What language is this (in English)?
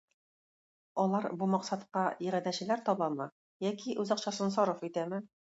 Tatar